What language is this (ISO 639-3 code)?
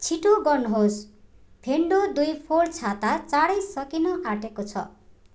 nep